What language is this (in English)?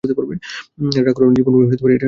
Bangla